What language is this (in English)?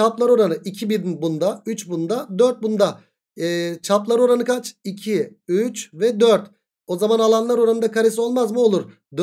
Turkish